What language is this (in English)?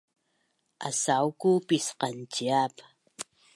Bunun